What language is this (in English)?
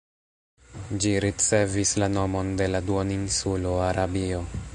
Esperanto